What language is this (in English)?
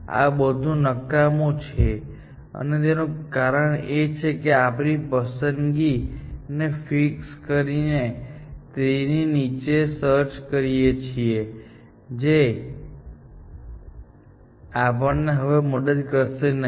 Gujarati